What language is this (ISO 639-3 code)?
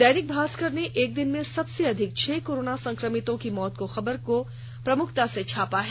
hin